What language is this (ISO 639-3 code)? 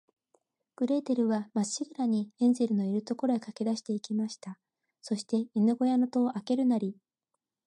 jpn